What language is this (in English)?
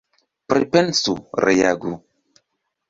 Esperanto